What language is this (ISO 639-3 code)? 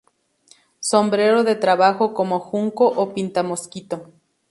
spa